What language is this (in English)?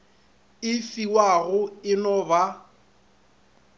Northern Sotho